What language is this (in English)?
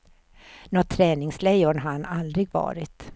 Swedish